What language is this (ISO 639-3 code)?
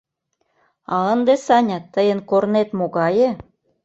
chm